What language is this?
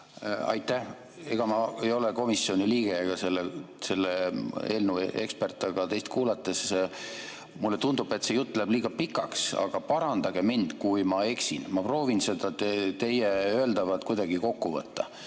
Estonian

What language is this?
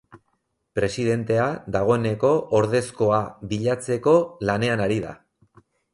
Basque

